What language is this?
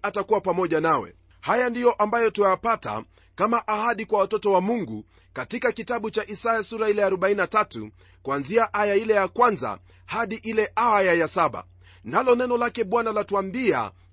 Swahili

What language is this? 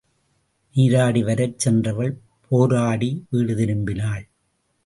Tamil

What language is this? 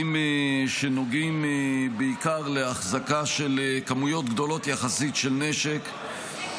Hebrew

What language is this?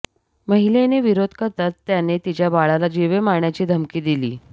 Marathi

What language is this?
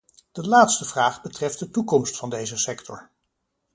Dutch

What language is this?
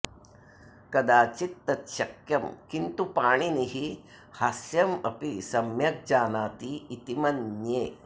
Sanskrit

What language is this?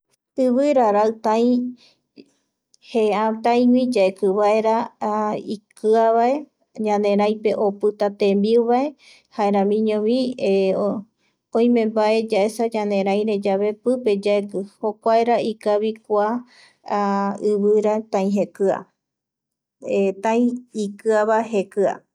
Eastern Bolivian Guaraní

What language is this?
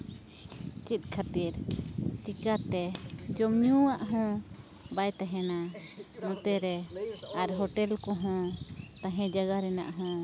Santali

